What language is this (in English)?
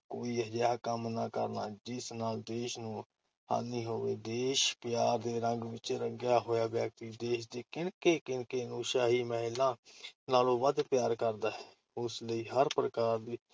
Punjabi